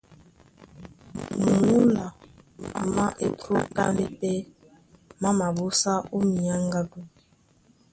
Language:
Duala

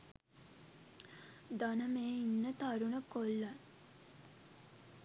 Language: Sinhala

